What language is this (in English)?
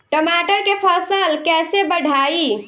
Bhojpuri